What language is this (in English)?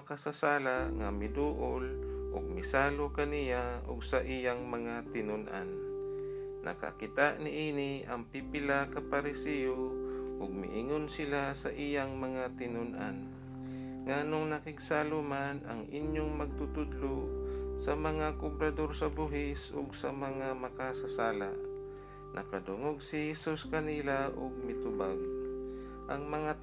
Filipino